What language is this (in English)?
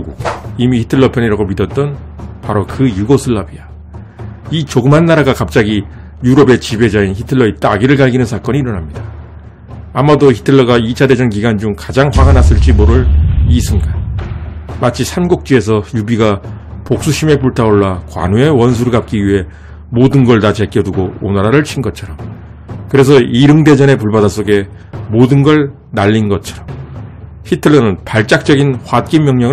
Korean